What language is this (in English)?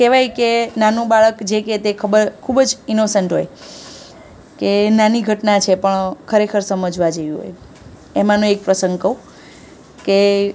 Gujarati